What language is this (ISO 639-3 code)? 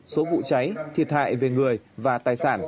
vie